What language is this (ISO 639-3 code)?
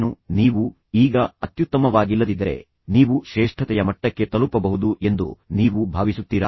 kan